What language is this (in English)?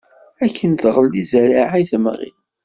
Kabyle